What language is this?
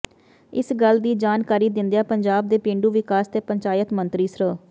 Punjabi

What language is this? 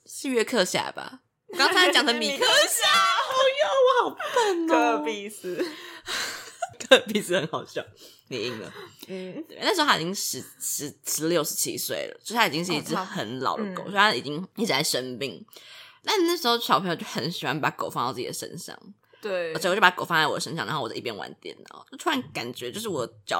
Chinese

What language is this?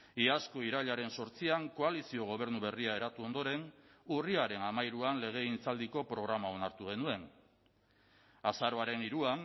Basque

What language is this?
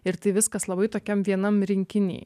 Lithuanian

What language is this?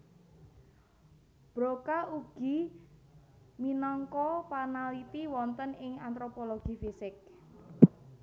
Javanese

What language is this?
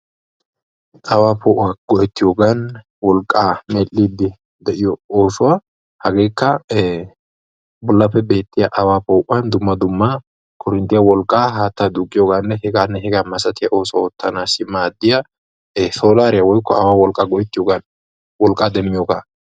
Wolaytta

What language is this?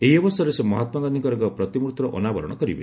Odia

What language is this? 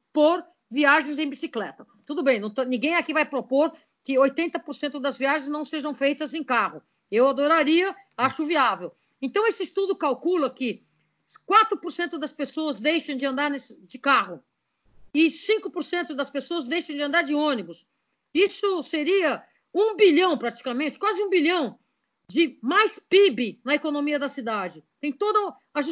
Portuguese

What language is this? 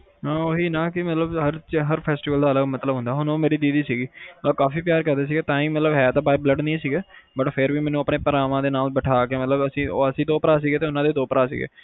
Punjabi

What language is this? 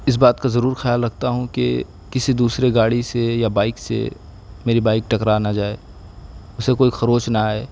Urdu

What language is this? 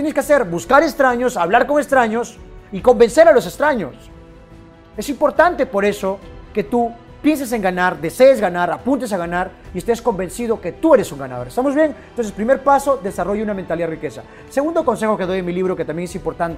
Spanish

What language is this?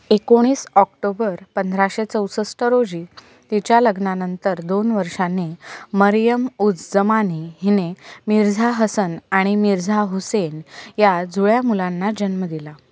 Marathi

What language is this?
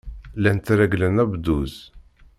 Kabyle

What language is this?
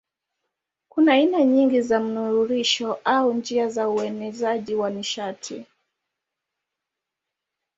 Swahili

